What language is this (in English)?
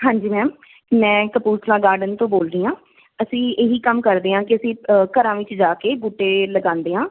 Punjabi